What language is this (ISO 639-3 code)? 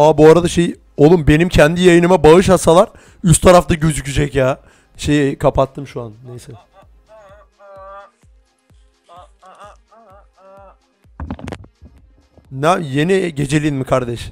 tur